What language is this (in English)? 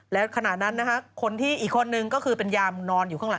Thai